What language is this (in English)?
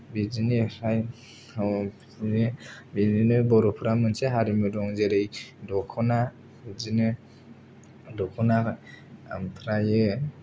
Bodo